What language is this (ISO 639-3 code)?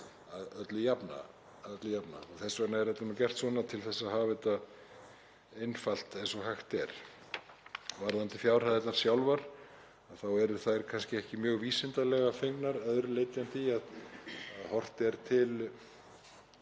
isl